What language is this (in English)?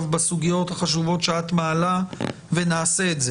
Hebrew